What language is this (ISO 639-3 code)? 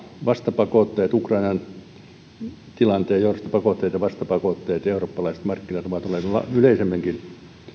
fin